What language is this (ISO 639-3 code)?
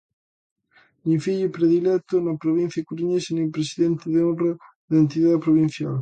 glg